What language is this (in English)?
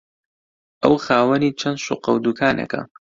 Central Kurdish